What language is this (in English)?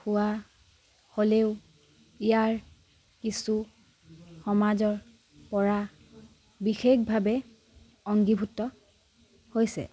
Assamese